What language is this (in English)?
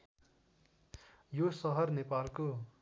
Nepali